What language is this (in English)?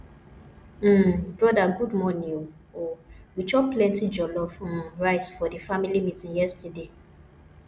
Nigerian Pidgin